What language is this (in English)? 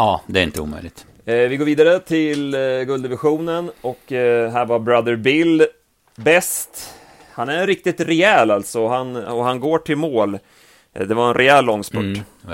Swedish